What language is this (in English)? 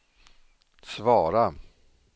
Swedish